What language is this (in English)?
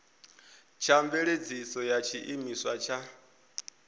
Venda